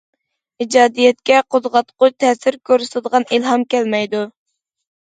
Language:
Uyghur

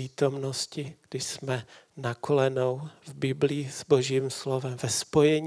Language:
Czech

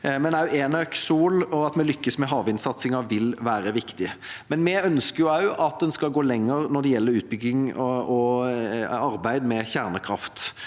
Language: Norwegian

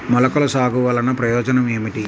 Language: Telugu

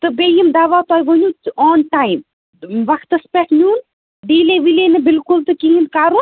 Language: Kashmiri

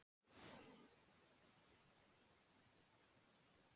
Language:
Icelandic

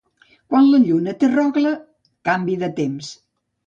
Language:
Catalan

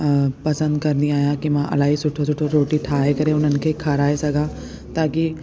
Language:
Sindhi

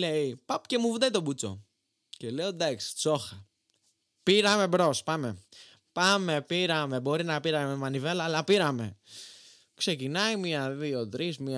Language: Greek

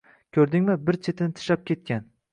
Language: Uzbek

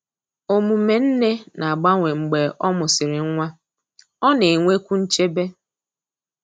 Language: Igbo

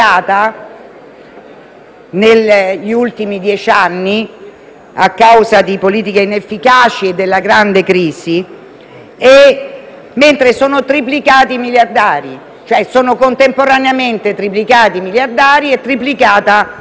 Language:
Italian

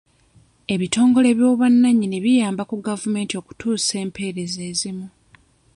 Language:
Ganda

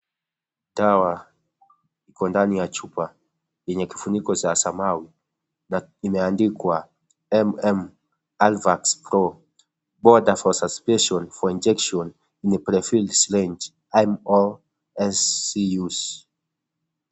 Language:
Swahili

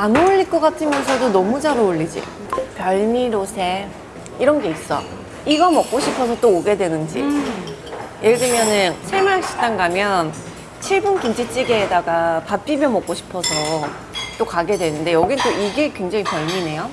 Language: Korean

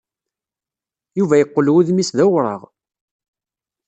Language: Kabyle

